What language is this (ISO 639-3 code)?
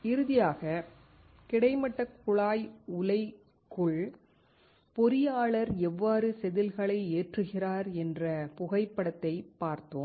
tam